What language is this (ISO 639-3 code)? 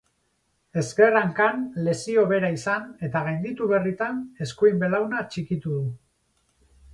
eus